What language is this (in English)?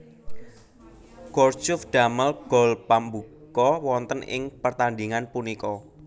Javanese